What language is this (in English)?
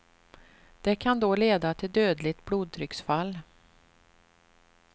Swedish